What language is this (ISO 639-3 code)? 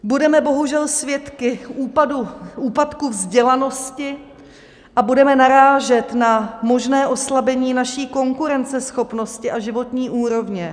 ces